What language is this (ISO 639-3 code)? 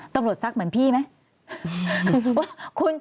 tha